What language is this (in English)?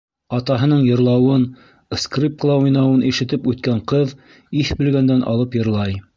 Bashkir